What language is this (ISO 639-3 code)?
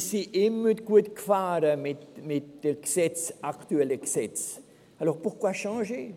gsw